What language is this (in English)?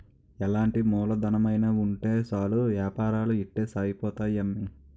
Telugu